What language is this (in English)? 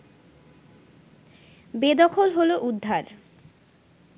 Bangla